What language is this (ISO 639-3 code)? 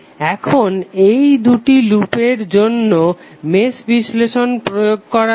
ben